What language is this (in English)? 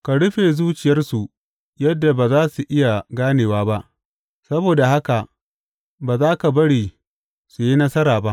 Hausa